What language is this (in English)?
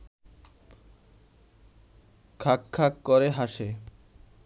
Bangla